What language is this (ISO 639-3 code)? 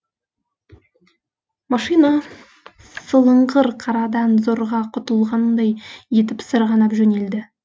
kaz